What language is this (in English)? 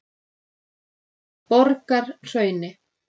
Icelandic